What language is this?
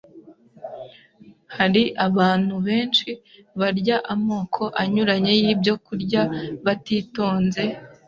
Kinyarwanda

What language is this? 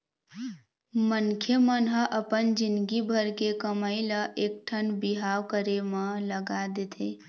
Chhattisgarhi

